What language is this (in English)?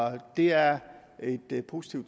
Danish